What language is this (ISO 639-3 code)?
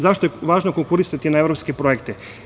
srp